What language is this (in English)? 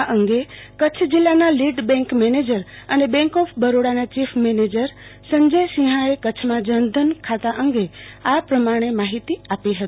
Gujarati